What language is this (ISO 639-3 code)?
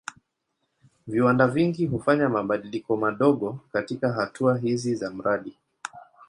swa